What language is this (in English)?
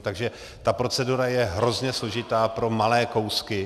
Czech